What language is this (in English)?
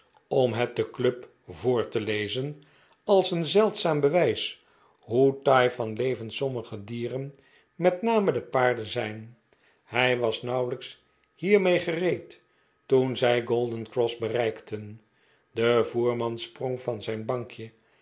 Dutch